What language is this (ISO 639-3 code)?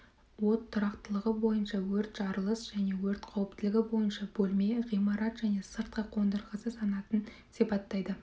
kaz